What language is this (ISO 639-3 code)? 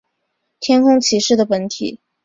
zho